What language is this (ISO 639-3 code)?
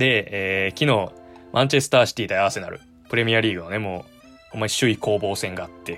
jpn